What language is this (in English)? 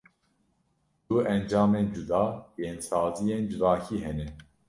Kurdish